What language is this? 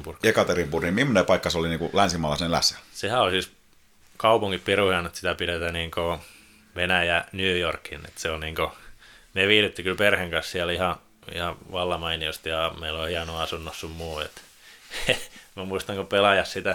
Finnish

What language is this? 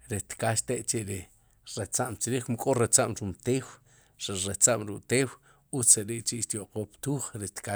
Sipacapense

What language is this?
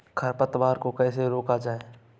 Hindi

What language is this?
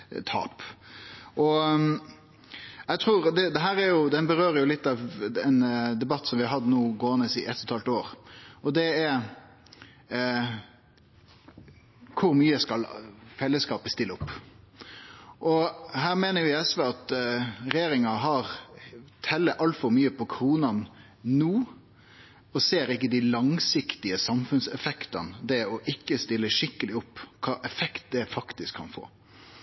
Norwegian Nynorsk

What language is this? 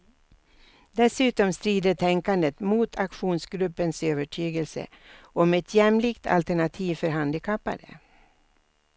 Swedish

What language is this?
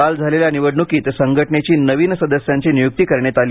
Marathi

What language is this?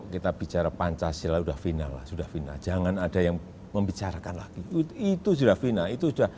Indonesian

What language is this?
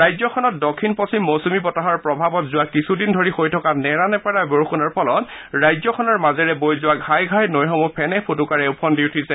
Assamese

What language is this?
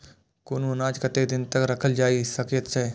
Maithili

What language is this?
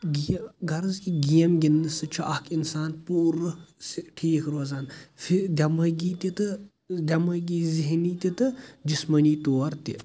Kashmiri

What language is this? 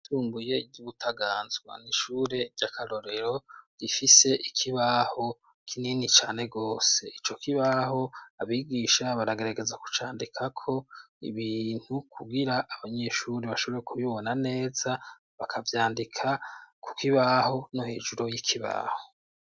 Rundi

